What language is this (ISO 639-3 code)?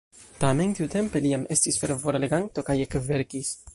epo